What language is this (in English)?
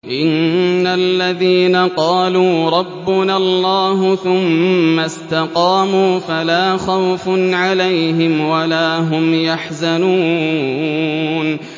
Arabic